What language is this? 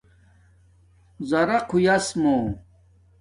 Domaaki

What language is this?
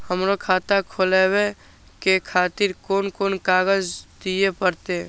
Maithili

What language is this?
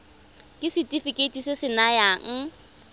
Tswana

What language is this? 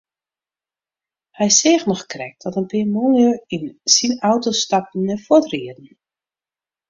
Western Frisian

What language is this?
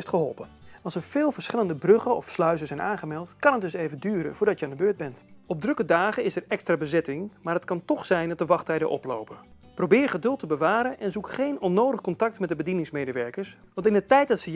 Dutch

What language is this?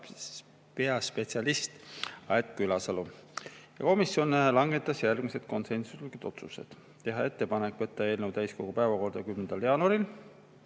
Estonian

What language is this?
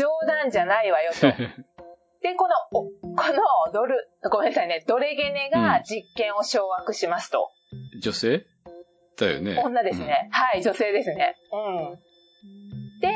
Japanese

